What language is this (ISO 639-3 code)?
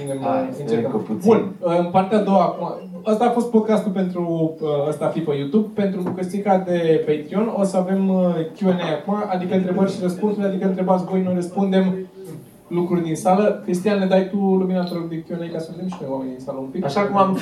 ron